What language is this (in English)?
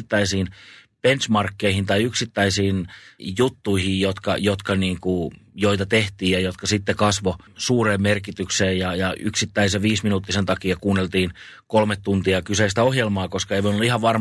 Finnish